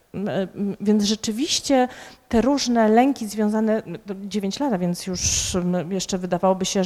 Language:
Polish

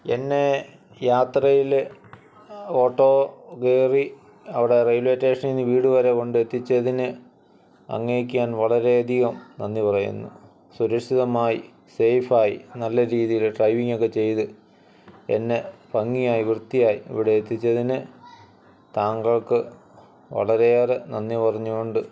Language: Malayalam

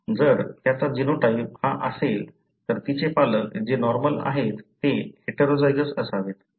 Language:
Marathi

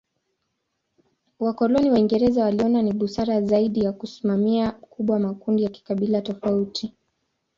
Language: Swahili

